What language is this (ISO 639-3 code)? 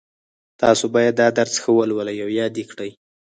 pus